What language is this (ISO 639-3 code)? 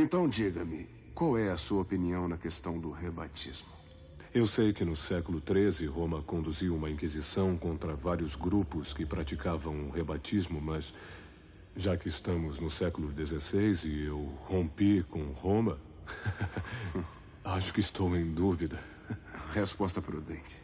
por